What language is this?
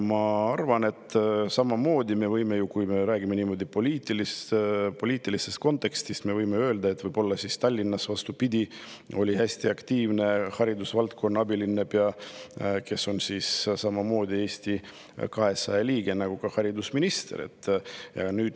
Estonian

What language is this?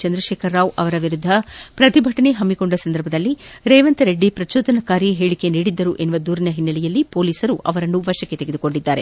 Kannada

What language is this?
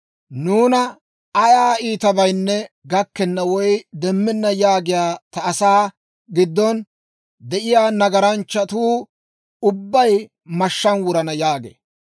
Dawro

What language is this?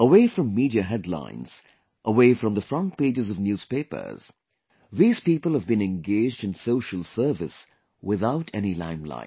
English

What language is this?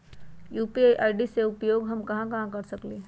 Magahi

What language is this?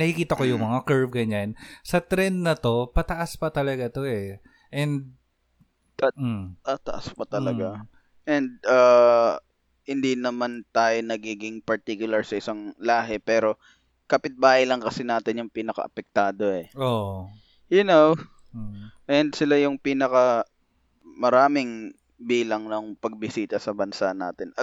Filipino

